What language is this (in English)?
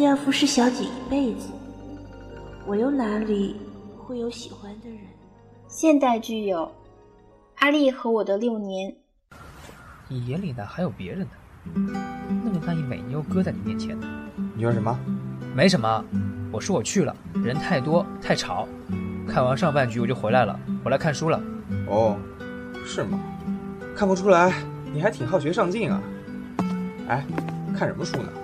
Chinese